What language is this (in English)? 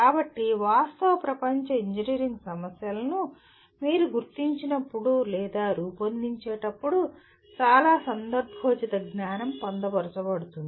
Telugu